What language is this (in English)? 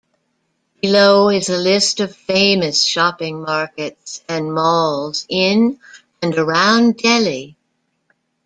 English